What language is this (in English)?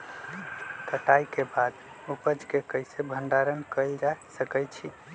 Magahi